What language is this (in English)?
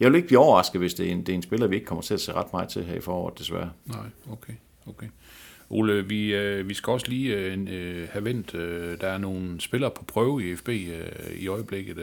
Danish